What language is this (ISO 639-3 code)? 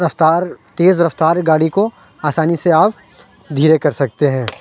urd